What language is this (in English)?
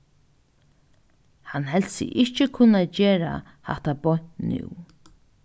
Faroese